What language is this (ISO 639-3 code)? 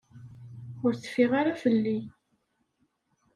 kab